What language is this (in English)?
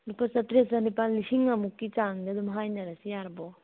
Manipuri